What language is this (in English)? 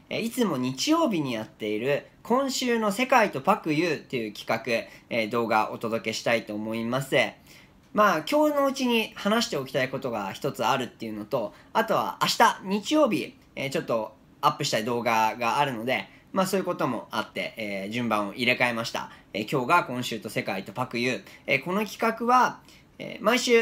Japanese